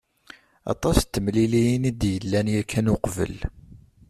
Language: Kabyle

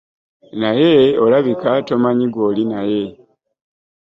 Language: Ganda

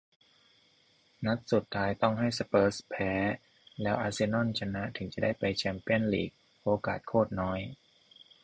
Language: Thai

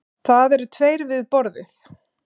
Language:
Icelandic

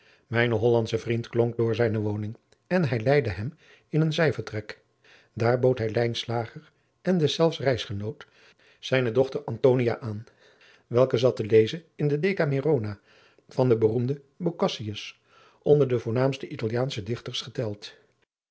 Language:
Dutch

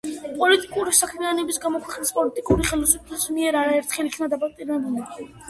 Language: Georgian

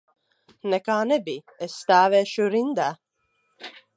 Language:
Latvian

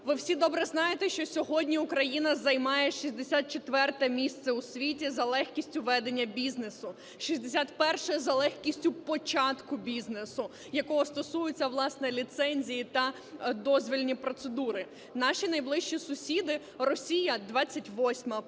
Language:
Ukrainian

